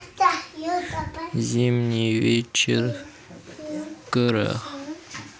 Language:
Russian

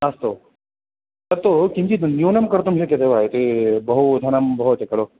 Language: Sanskrit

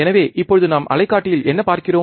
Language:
Tamil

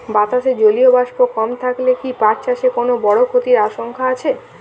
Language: Bangla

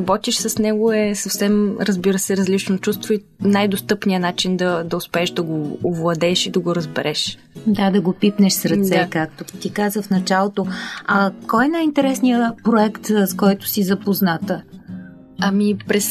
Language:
Bulgarian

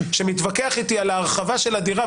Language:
Hebrew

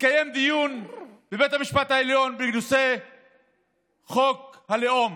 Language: Hebrew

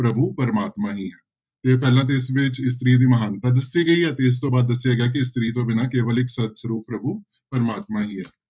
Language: Punjabi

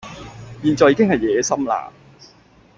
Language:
Cantonese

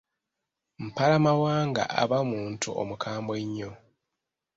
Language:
Ganda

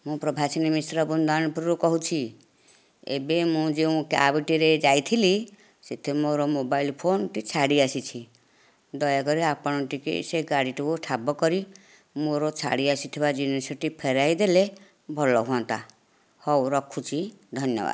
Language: Odia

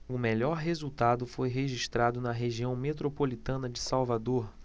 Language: Portuguese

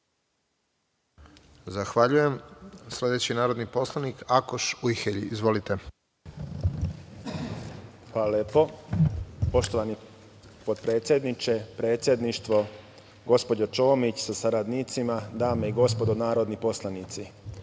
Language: Serbian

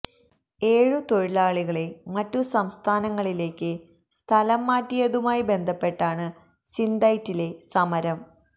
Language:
Malayalam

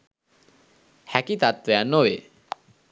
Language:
Sinhala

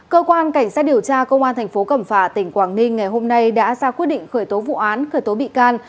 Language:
Vietnamese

